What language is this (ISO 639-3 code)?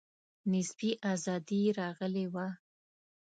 pus